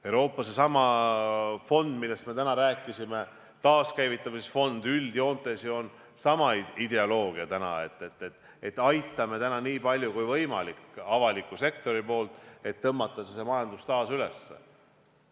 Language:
Estonian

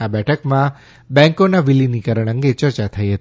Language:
Gujarati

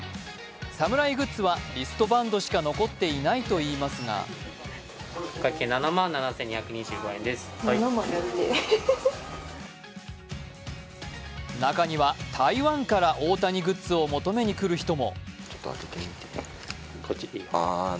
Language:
Japanese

